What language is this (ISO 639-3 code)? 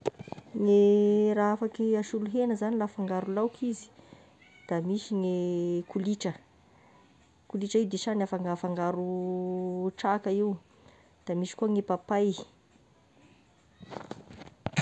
tkg